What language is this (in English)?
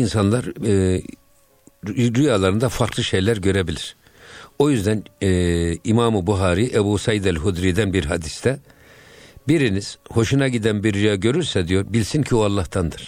Turkish